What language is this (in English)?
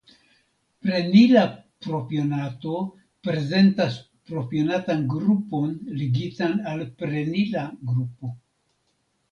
Esperanto